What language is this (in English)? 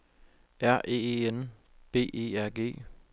Danish